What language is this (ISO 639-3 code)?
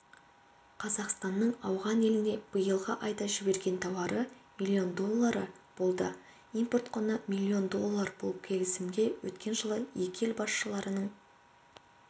kaz